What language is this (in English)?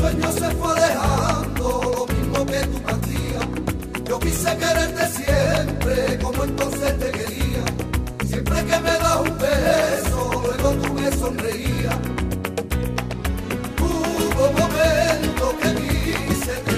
Hungarian